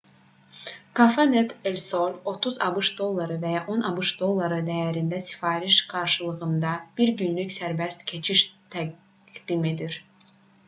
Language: Azerbaijani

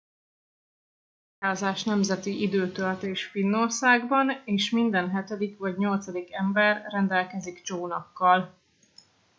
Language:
Hungarian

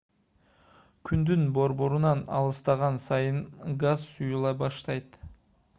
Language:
Kyrgyz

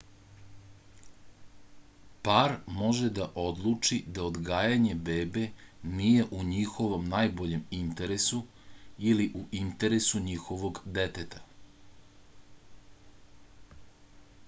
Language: Serbian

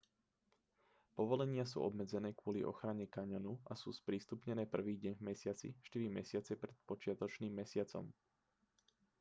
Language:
Slovak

